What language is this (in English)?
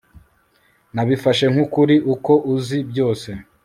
Kinyarwanda